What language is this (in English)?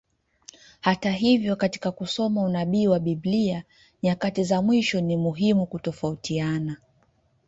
Swahili